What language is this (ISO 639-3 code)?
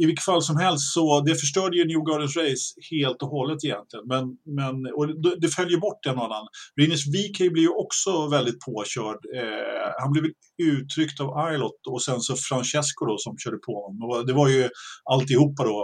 swe